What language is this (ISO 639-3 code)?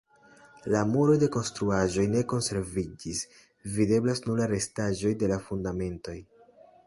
epo